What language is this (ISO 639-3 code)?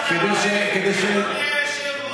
heb